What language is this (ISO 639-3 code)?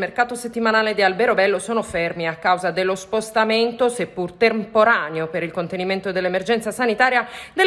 ita